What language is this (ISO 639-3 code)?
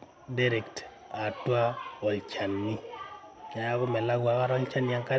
mas